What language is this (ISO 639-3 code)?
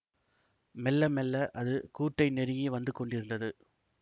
tam